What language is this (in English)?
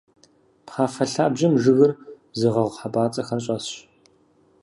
Kabardian